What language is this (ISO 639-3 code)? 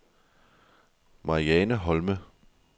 dan